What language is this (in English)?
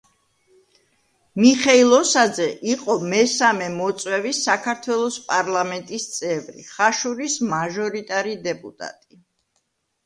Georgian